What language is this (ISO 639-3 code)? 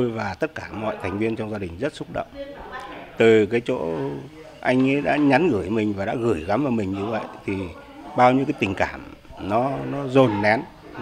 vie